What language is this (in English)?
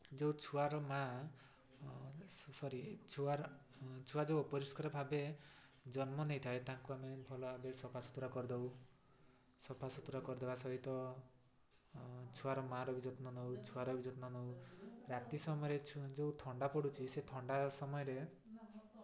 Odia